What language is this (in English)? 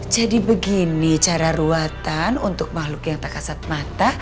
Indonesian